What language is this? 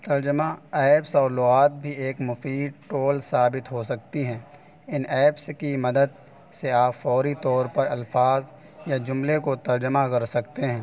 Urdu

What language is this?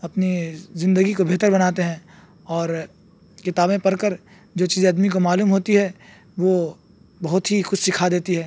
Urdu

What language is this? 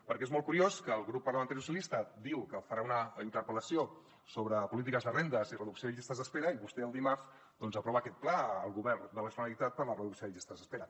Catalan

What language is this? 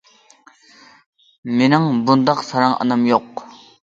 Uyghur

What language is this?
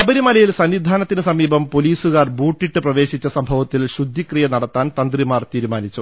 Malayalam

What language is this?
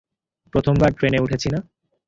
Bangla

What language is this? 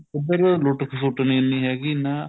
Punjabi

